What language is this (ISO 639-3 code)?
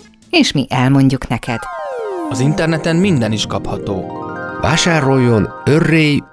hun